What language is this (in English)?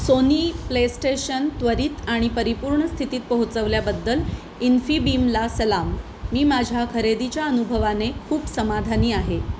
Marathi